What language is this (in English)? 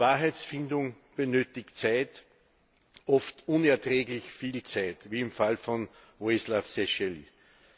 German